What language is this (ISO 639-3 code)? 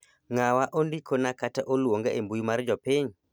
luo